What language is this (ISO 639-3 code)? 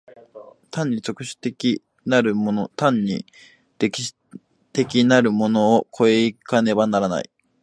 jpn